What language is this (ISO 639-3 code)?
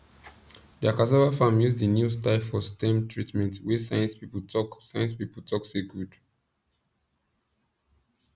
pcm